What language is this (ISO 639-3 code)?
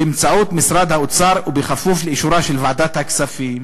heb